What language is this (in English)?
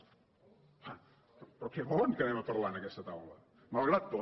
Catalan